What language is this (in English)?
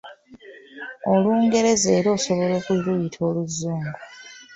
Ganda